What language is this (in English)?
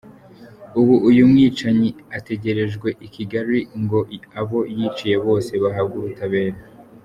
Kinyarwanda